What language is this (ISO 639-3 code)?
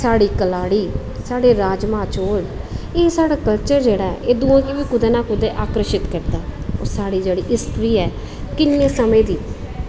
doi